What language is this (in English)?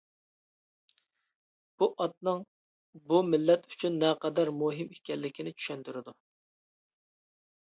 Uyghur